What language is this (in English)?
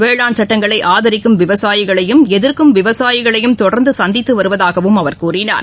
Tamil